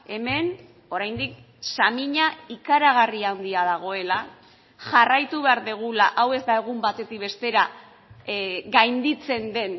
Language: Basque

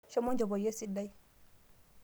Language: Masai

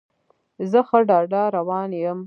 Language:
Pashto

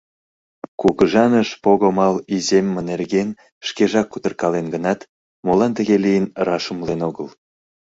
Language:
Mari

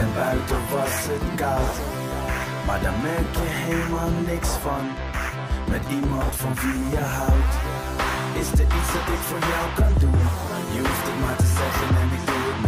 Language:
Dutch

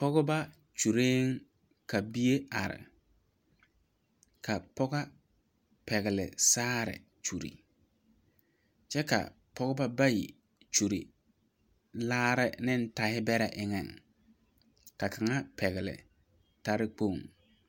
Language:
Southern Dagaare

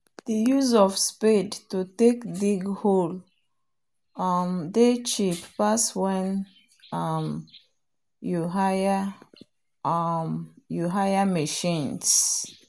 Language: Nigerian Pidgin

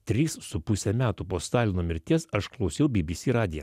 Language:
Lithuanian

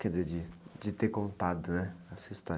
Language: Portuguese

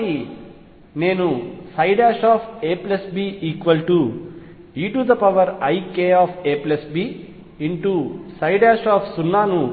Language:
Telugu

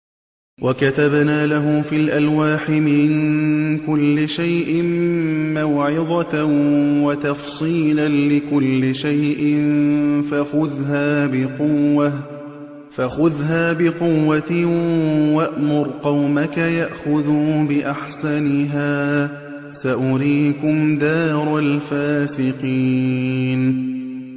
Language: Arabic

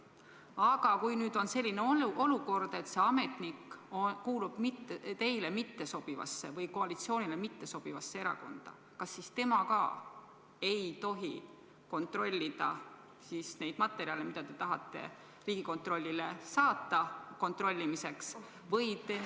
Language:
Estonian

